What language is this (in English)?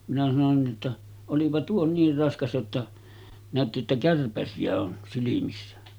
Finnish